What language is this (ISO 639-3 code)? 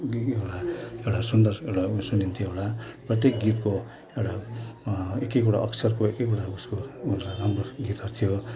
nep